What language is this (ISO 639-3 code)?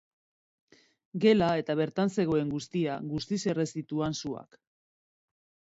eus